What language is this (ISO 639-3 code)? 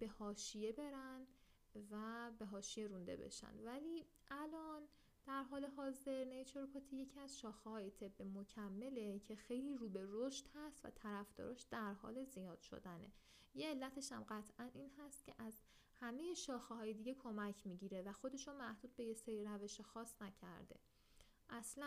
fas